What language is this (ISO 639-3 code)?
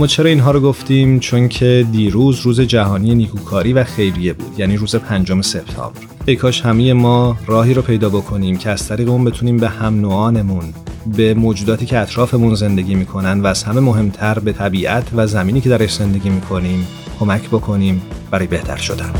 fas